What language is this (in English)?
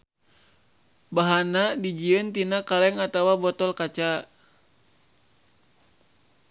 Sundanese